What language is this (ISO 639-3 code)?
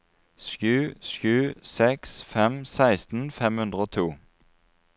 nor